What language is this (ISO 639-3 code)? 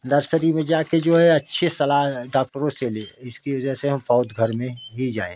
hin